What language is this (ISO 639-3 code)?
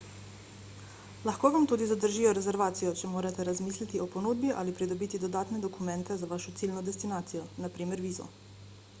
slv